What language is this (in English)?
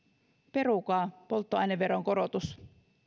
Finnish